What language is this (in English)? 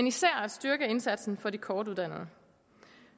Danish